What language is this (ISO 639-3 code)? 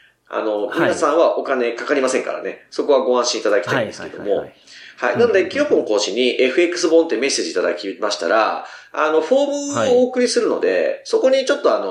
jpn